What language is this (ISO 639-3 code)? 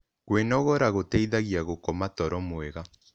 kik